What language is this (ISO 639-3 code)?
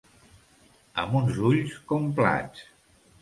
cat